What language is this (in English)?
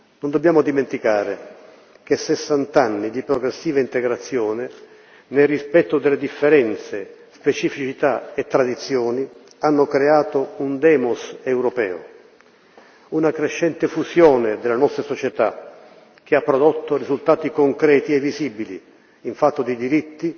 Italian